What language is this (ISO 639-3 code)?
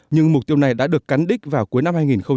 vie